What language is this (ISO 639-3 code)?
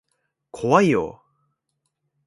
jpn